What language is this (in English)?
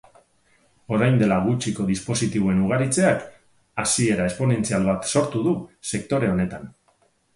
Basque